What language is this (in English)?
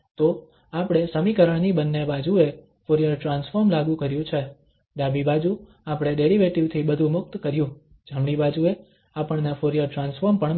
Gujarati